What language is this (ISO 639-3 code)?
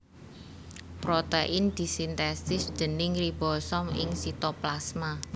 jav